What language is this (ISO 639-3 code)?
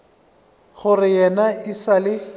nso